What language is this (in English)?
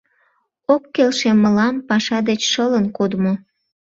Mari